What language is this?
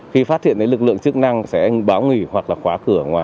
Vietnamese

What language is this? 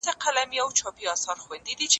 Pashto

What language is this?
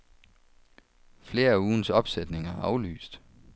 Danish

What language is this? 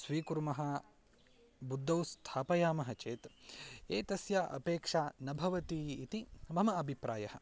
Sanskrit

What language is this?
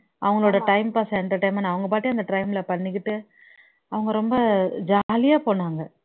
Tamil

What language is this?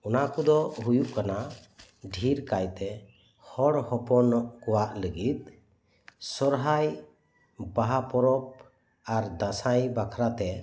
Santali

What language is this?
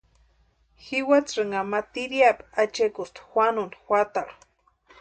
Western Highland Purepecha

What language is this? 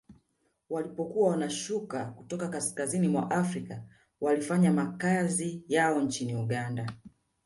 Swahili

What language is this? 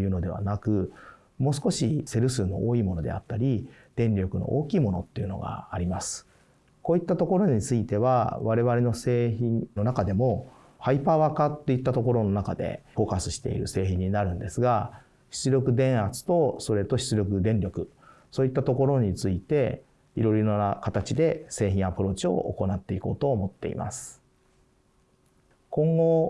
Japanese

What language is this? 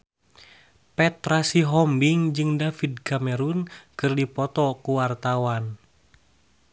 Sundanese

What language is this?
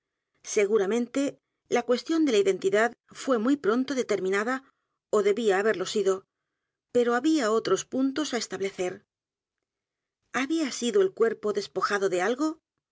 Spanish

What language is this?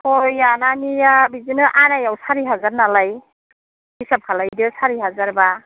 Bodo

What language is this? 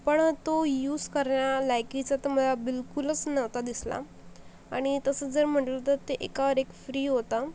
Marathi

